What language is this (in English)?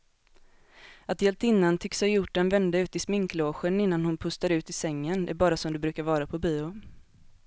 Swedish